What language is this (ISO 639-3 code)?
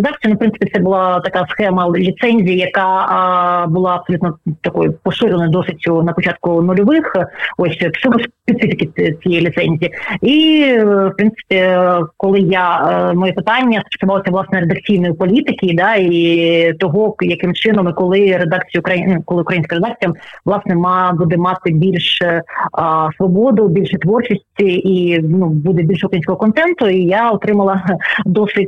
ukr